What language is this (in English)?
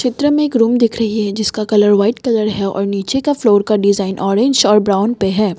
Hindi